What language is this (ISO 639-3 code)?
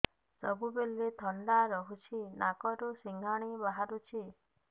ori